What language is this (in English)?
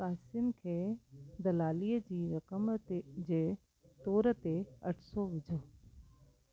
Sindhi